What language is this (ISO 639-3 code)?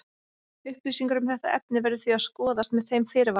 isl